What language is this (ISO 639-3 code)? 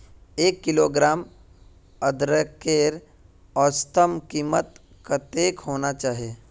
mag